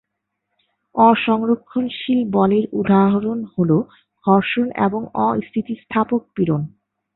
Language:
Bangla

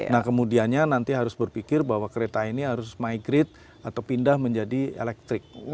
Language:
Indonesian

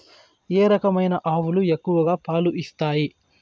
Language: Telugu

